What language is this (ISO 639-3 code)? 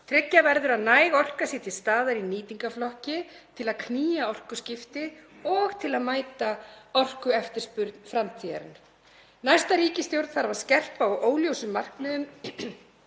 isl